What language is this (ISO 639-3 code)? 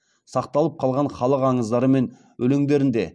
kaz